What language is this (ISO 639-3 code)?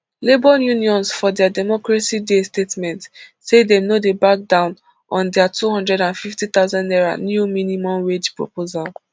pcm